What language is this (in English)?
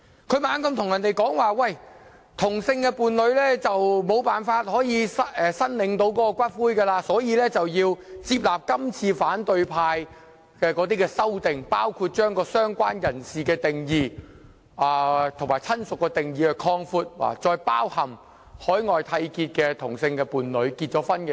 Cantonese